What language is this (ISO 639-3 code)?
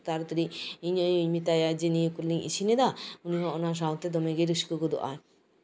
sat